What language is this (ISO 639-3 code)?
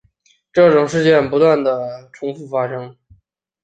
zho